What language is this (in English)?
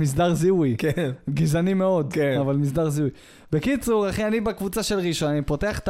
Hebrew